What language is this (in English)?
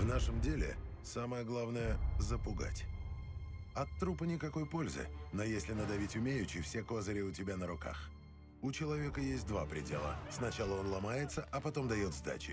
Russian